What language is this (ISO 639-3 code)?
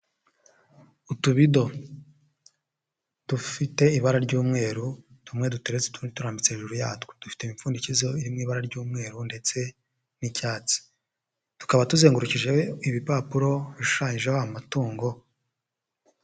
kin